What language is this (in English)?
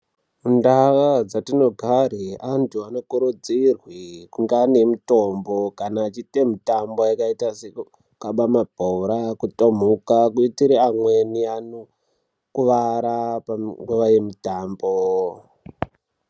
Ndau